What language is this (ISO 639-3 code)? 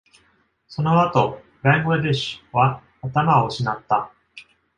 jpn